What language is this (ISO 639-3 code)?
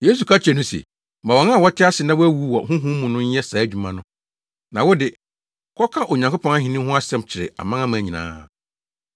aka